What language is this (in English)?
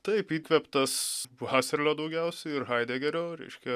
Lithuanian